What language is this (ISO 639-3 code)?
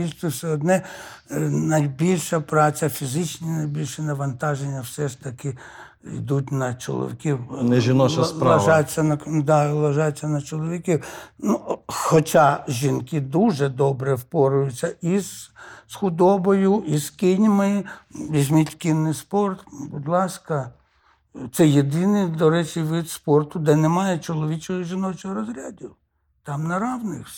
ukr